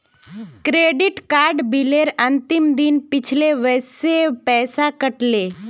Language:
Magahi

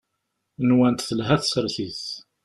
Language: Kabyle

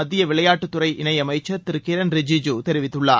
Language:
Tamil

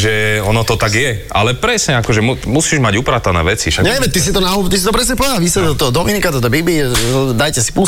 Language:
Slovak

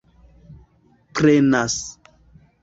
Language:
Esperanto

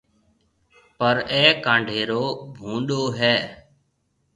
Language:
Marwari (Pakistan)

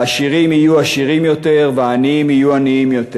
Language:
Hebrew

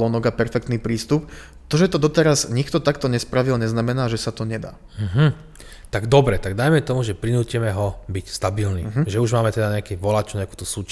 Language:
Slovak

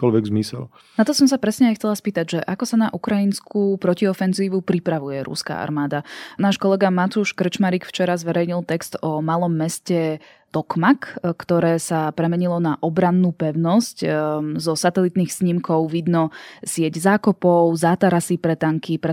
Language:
Slovak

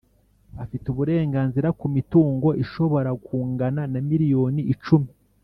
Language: Kinyarwanda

